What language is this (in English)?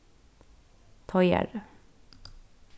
Faroese